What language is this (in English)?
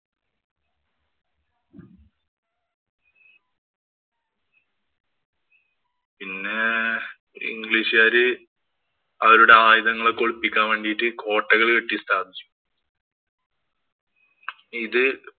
Malayalam